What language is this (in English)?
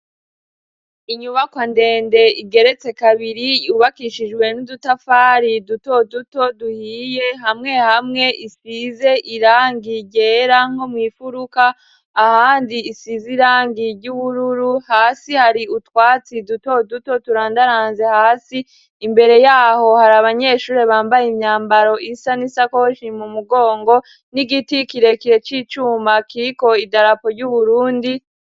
Rundi